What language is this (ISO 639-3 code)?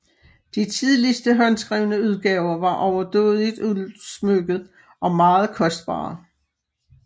dan